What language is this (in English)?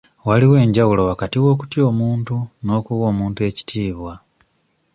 Ganda